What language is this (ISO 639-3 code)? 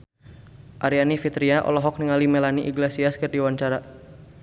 sun